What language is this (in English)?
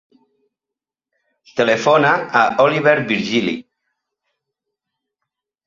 Catalan